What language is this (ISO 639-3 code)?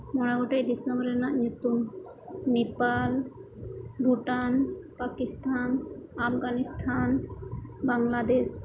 sat